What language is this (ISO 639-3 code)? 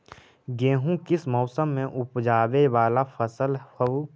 mag